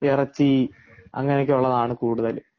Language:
Malayalam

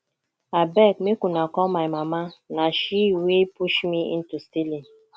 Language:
Nigerian Pidgin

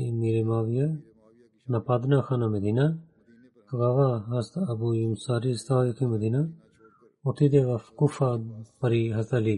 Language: Bulgarian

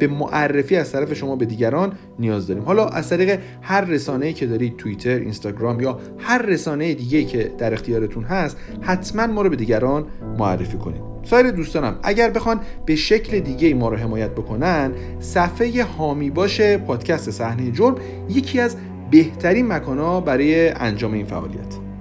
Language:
Persian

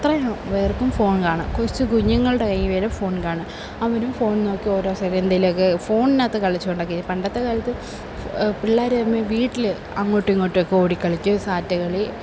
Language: Malayalam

